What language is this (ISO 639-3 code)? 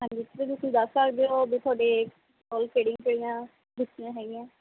pan